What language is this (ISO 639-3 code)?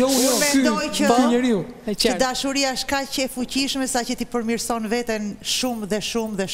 ron